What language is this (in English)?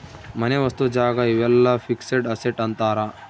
Kannada